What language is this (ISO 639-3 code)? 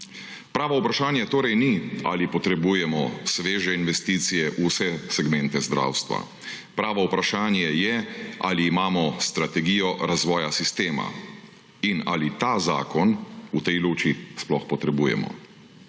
slv